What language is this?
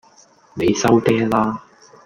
Cantonese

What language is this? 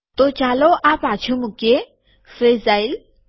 Gujarati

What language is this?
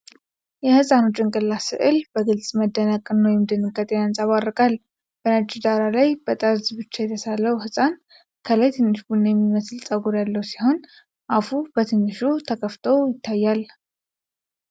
Amharic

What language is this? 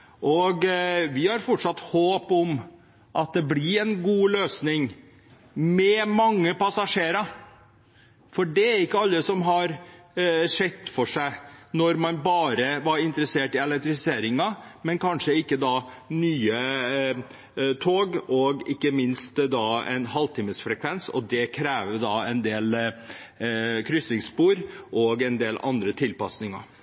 Norwegian Nynorsk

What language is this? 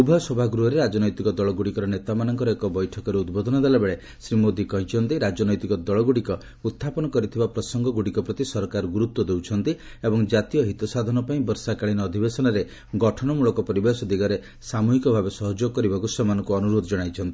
Odia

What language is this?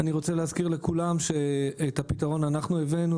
Hebrew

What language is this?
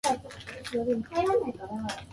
Japanese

